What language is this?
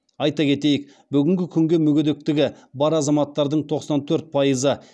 Kazakh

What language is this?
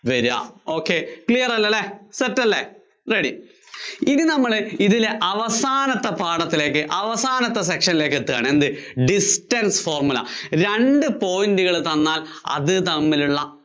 Malayalam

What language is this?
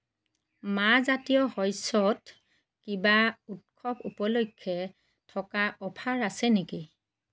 Assamese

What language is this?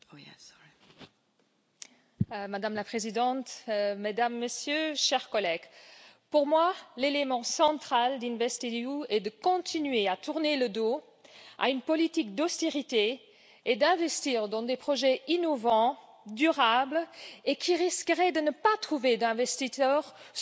French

